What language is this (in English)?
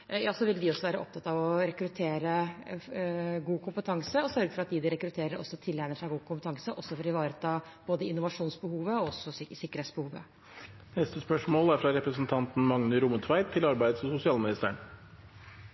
Norwegian